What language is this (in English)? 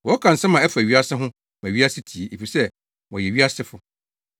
Akan